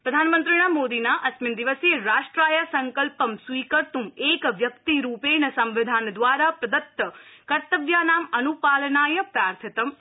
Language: Sanskrit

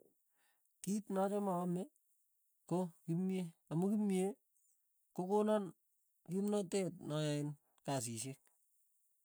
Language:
Tugen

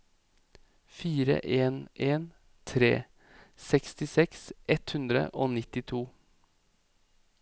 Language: Norwegian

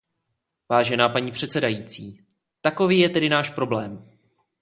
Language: Czech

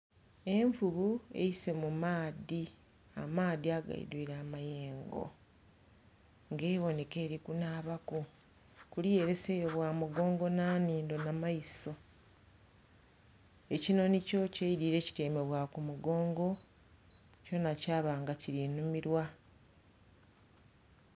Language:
Soga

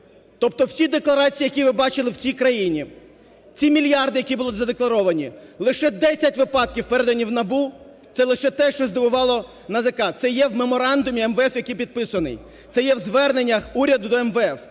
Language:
Ukrainian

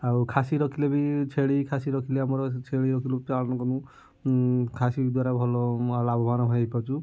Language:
Odia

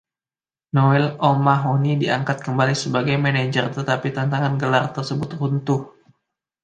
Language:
Indonesian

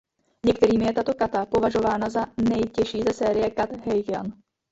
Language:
Czech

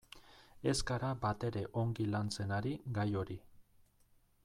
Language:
Basque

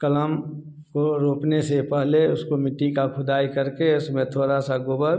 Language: Hindi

